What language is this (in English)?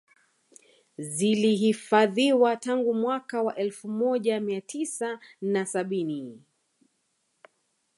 Swahili